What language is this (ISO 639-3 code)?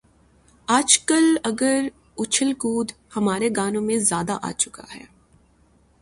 urd